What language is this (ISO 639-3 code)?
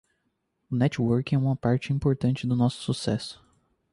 por